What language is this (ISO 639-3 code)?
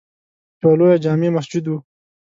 pus